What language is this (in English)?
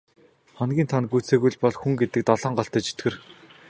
Mongolian